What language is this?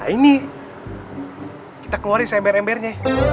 Indonesian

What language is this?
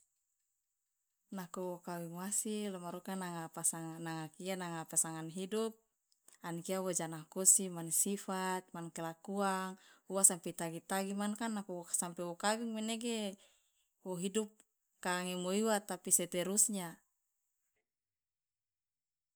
Loloda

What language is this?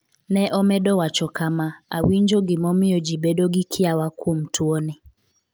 Luo (Kenya and Tanzania)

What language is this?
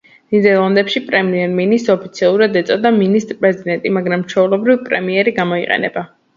Georgian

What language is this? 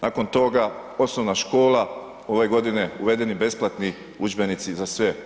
Croatian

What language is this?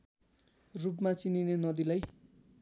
Nepali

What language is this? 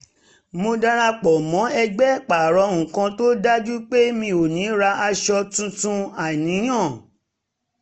Yoruba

